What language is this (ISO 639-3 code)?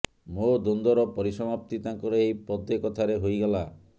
ori